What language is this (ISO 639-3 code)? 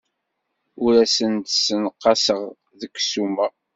kab